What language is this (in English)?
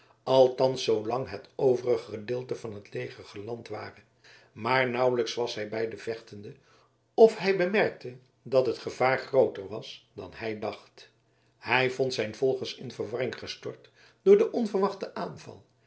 Dutch